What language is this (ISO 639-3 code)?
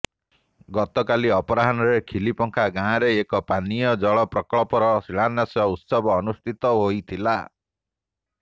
ori